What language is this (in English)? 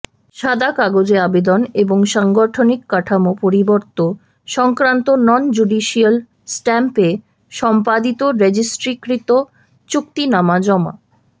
Bangla